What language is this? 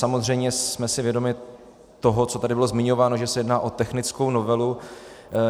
Czech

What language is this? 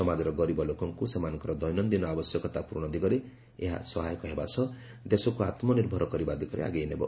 Odia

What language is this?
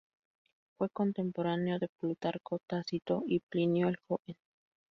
Spanish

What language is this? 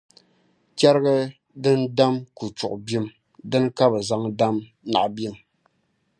Dagbani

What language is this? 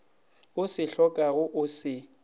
Northern Sotho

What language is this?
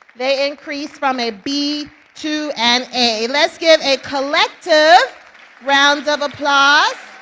English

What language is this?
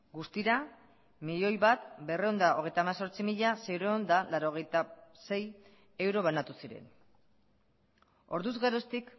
Basque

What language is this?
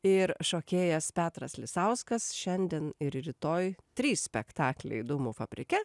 Lithuanian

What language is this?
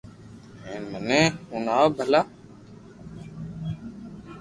Loarki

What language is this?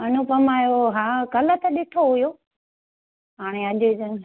Sindhi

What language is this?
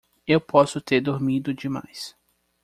Portuguese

